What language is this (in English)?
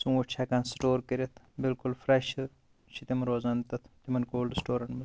Kashmiri